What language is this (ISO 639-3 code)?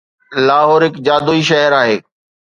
snd